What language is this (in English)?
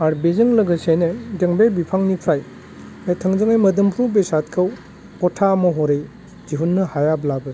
Bodo